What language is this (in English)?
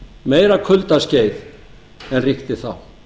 Icelandic